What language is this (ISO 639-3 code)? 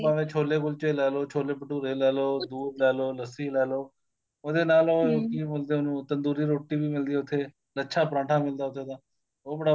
pan